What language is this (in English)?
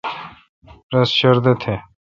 Kalkoti